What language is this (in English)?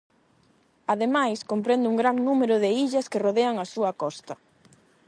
Galician